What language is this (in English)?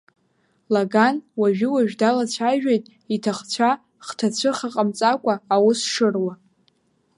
Abkhazian